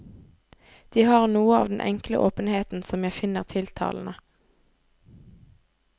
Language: Norwegian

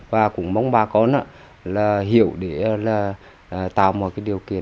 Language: Vietnamese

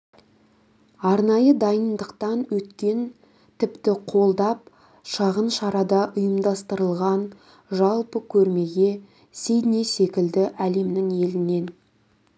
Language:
Kazakh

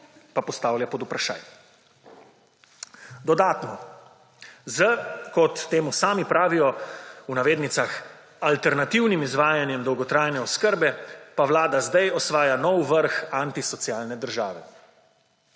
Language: Slovenian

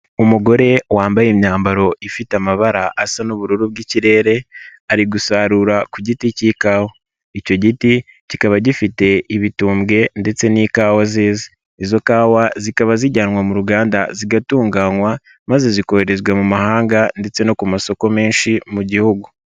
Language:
Kinyarwanda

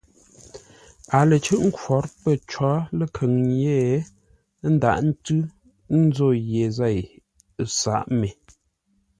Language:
Ngombale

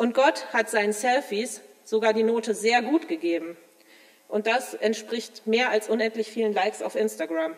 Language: German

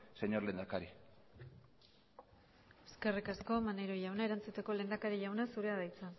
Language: Basque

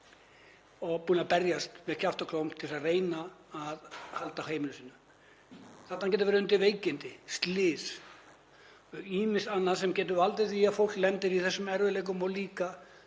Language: Icelandic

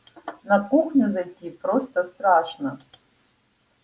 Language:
Russian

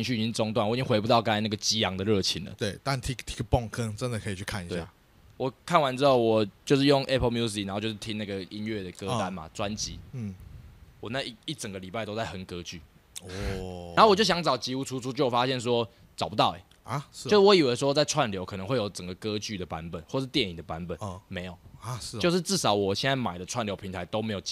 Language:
Chinese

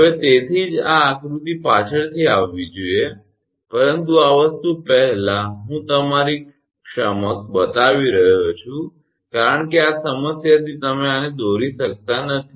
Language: Gujarati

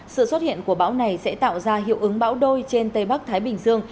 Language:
Vietnamese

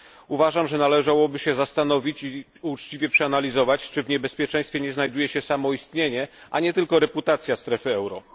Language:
Polish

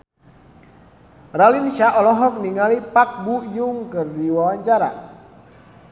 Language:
Sundanese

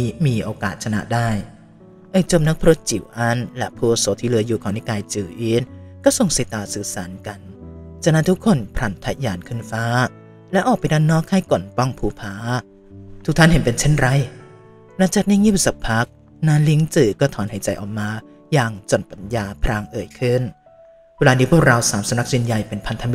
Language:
Thai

